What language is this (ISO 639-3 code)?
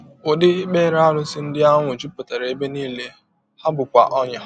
ibo